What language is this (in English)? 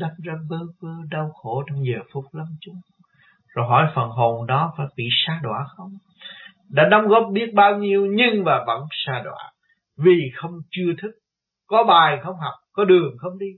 Vietnamese